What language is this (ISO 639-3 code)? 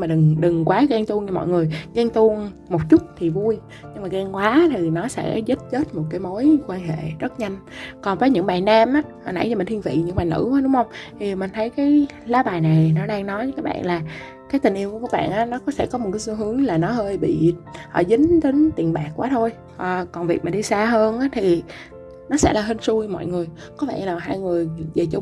vie